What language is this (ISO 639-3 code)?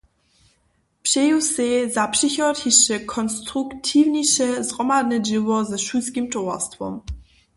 hsb